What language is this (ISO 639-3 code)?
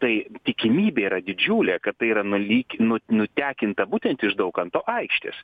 lit